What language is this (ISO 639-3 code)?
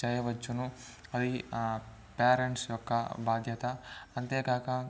tel